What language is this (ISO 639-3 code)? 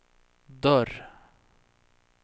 swe